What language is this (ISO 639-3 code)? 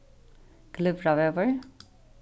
fao